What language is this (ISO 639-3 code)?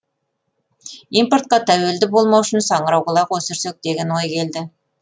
kaz